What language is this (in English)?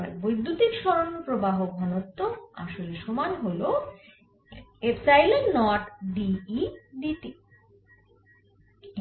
Bangla